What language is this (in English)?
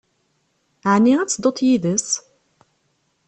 Kabyle